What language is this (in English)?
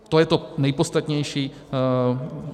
Czech